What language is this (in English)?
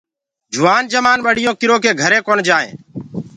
Gurgula